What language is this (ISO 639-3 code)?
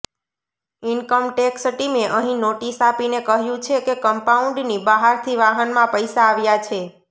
guj